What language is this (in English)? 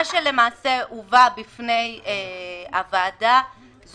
Hebrew